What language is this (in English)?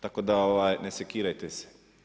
Croatian